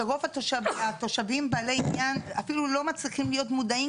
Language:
Hebrew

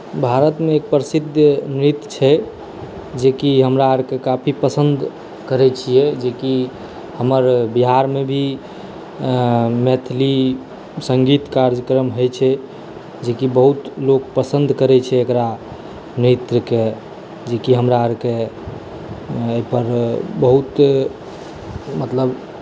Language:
Maithili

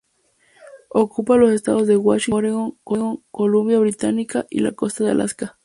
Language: Spanish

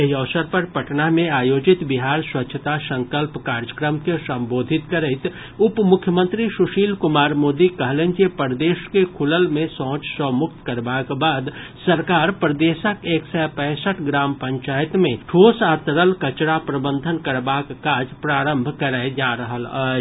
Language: Maithili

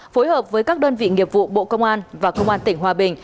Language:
Vietnamese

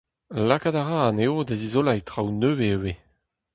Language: Breton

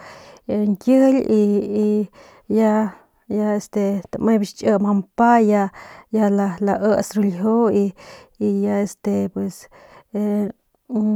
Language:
Northern Pame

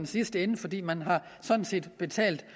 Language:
Danish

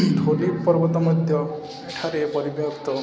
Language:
Odia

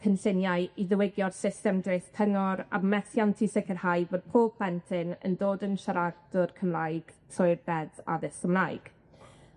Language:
Welsh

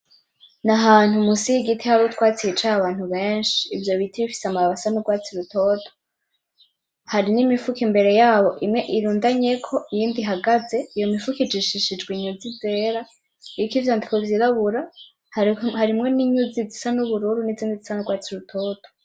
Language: Rundi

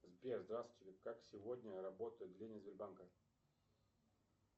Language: Russian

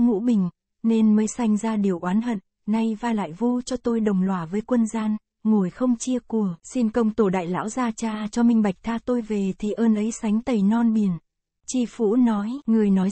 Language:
Vietnamese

